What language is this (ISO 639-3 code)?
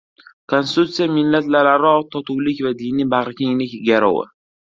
uzb